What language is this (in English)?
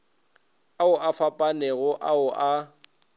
Northern Sotho